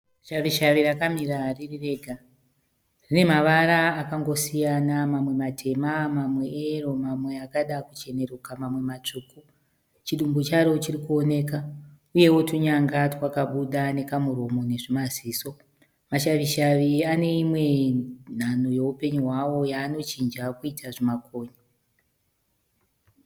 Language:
Shona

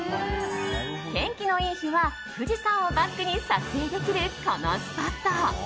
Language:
Japanese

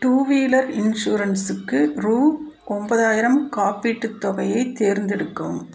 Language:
Tamil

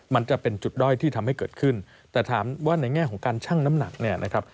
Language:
Thai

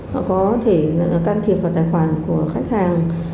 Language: Vietnamese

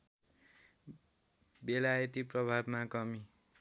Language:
Nepali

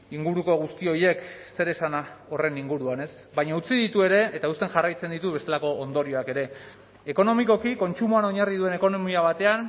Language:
Basque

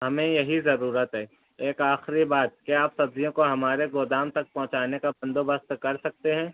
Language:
Urdu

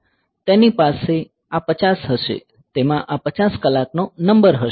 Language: Gujarati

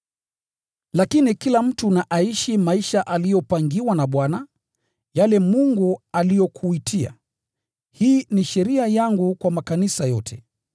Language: Swahili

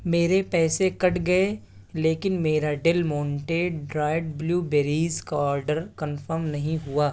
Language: Urdu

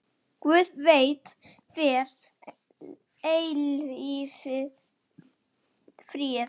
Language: Icelandic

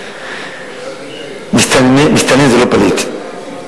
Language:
Hebrew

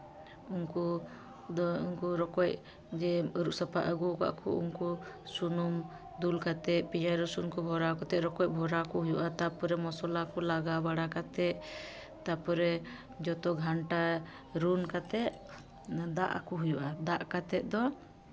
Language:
Santali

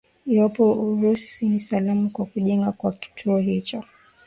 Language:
Swahili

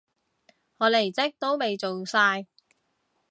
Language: Cantonese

